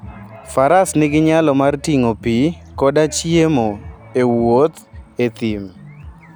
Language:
Luo (Kenya and Tanzania)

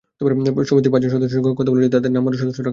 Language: Bangla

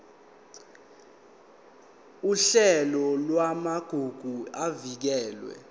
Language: Zulu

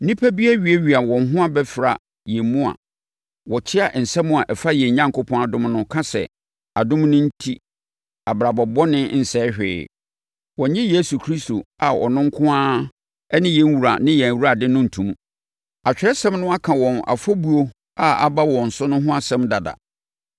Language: Akan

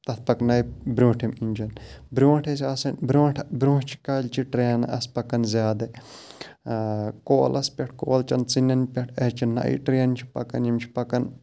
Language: Kashmiri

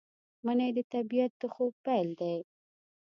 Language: Pashto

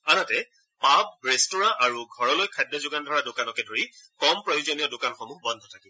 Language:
Assamese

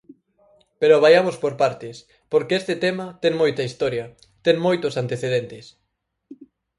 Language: Galician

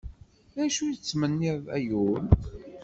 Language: Kabyle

